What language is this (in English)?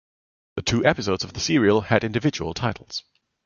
English